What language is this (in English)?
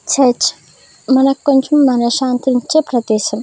Telugu